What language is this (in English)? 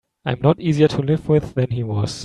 English